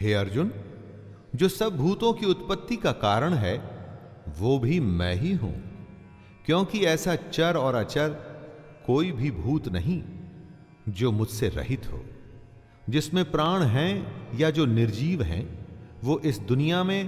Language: Hindi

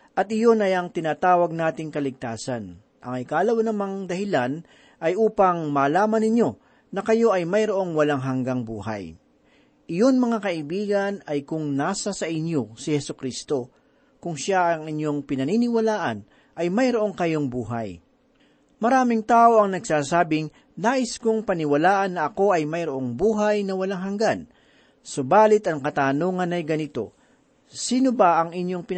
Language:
Filipino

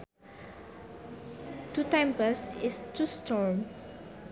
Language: Sundanese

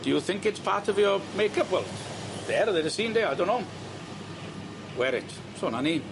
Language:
Welsh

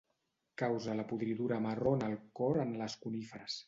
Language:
Catalan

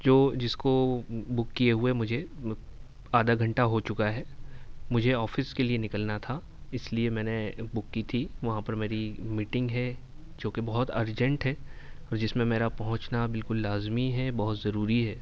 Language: Urdu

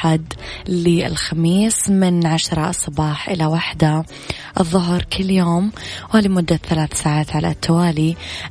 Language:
Arabic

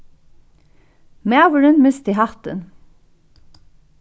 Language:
Faroese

